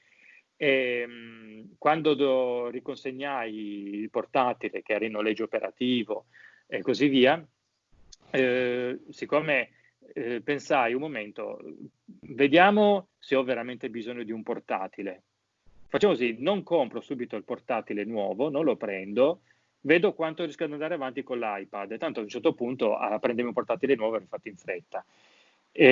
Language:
Italian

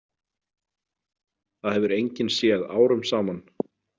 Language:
Icelandic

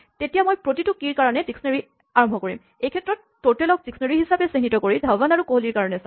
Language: Assamese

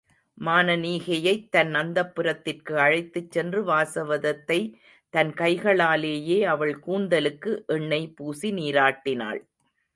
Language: Tamil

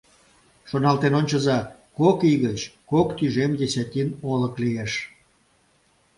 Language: Mari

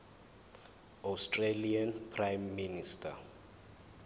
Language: Zulu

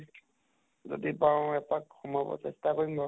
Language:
Assamese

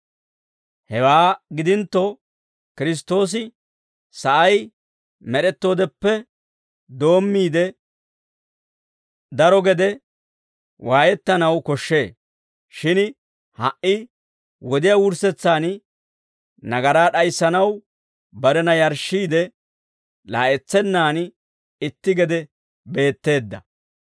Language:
Dawro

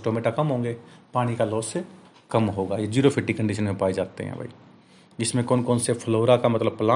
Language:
Hindi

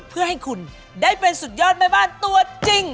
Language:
Thai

